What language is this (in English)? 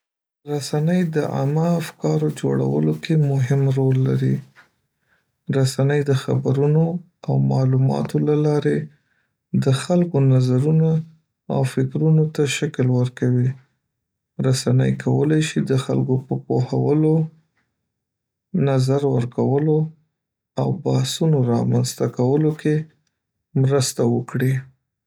Pashto